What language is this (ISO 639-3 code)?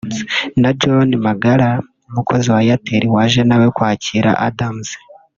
kin